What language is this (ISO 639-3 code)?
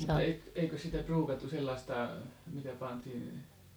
fin